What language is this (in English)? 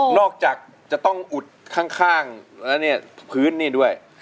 Thai